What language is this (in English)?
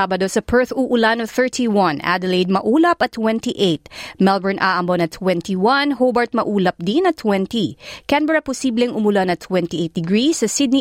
Filipino